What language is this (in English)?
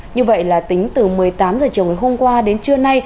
Vietnamese